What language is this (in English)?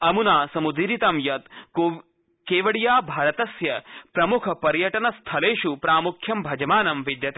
Sanskrit